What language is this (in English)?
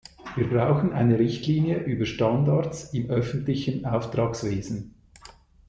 German